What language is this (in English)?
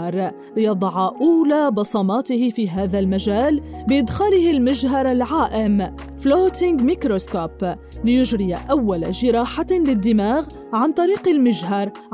Arabic